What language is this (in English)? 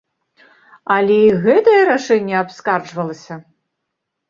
Belarusian